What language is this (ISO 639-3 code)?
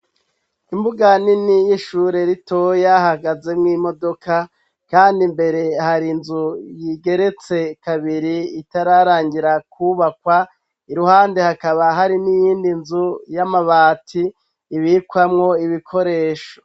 run